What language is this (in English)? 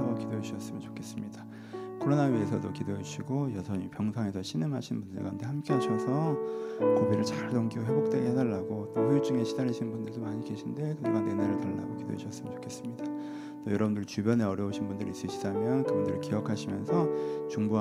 Korean